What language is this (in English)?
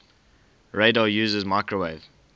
English